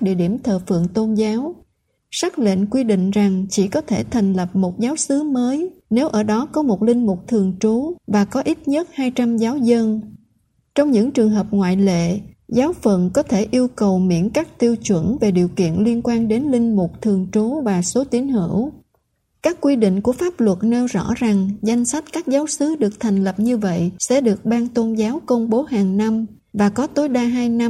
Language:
Vietnamese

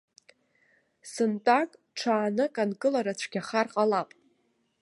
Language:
Abkhazian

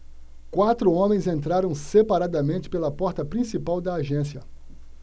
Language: Portuguese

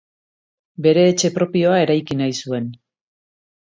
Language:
Basque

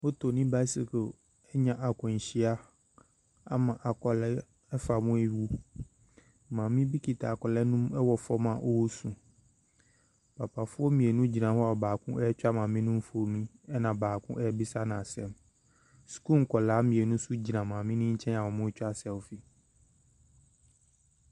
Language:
Akan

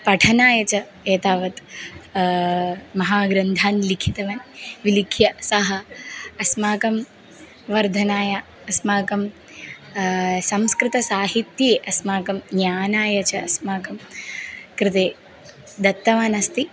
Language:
Sanskrit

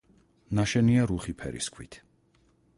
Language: Georgian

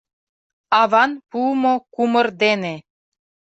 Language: Mari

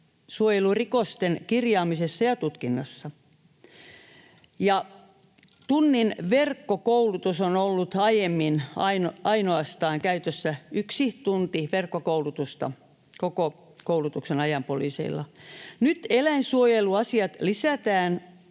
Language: Finnish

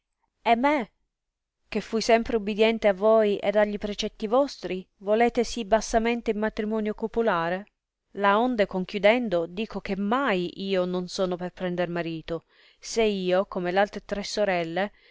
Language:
Italian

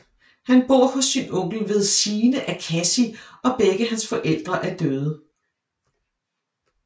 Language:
Danish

